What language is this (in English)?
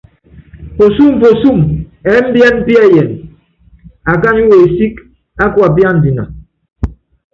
Yangben